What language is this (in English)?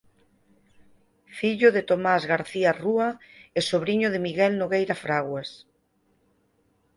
Galician